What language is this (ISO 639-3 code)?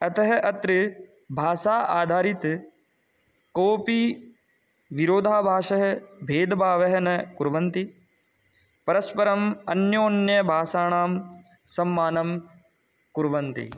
san